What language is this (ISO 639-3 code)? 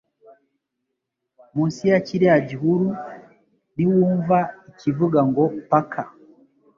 kin